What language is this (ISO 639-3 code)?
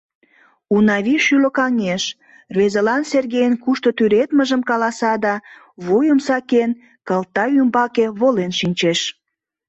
chm